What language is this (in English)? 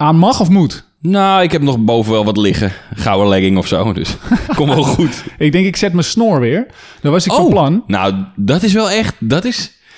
Dutch